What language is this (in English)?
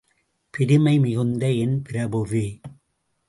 Tamil